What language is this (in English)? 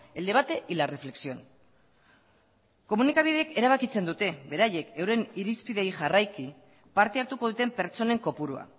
Basque